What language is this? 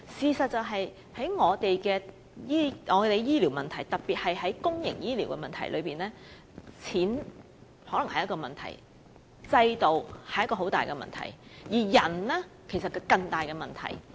Cantonese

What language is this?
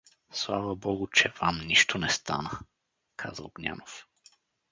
Bulgarian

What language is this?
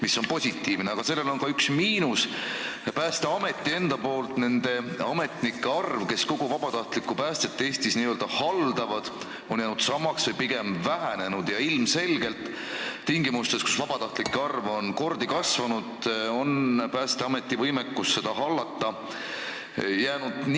Estonian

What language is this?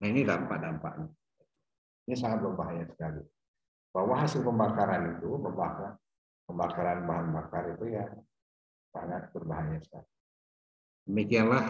Indonesian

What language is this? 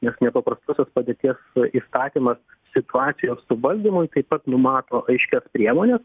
Lithuanian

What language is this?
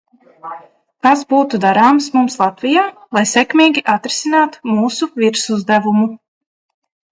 Latvian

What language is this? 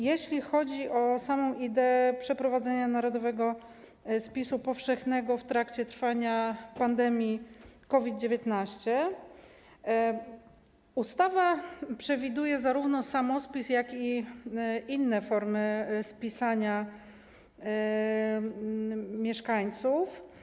Polish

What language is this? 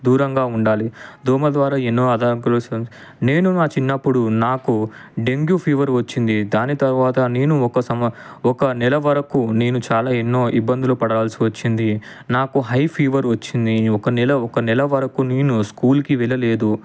Telugu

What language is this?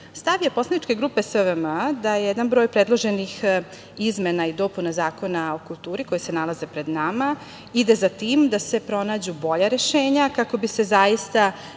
Serbian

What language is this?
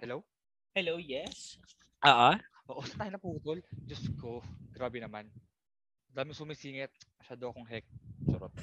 Filipino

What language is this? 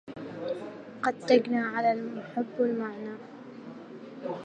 Arabic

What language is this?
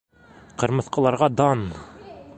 Bashkir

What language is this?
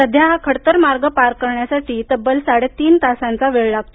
Marathi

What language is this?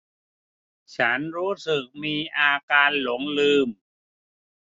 Thai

